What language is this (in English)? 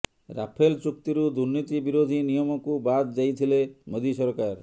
Odia